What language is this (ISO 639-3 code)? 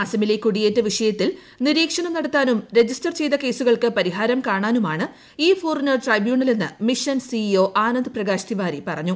mal